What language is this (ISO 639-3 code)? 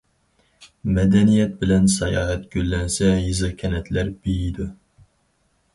uig